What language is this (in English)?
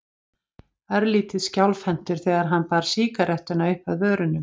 Icelandic